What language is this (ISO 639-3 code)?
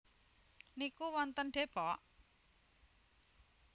jav